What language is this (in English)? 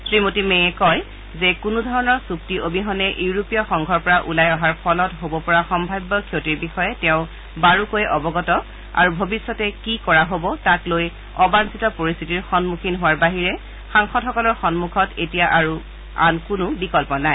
Assamese